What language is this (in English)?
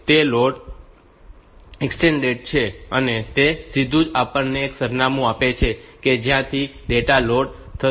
Gujarati